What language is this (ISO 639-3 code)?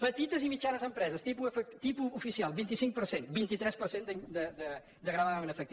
cat